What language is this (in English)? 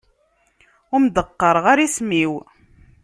Kabyle